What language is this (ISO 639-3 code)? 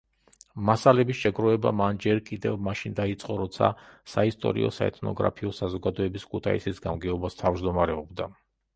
kat